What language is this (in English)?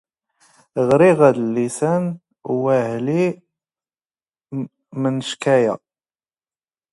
Standard Moroccan Tamazight